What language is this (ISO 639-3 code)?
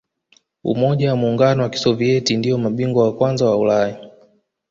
swa